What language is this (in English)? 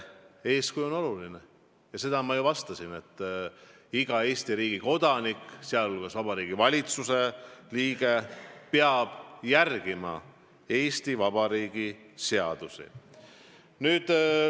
Estonian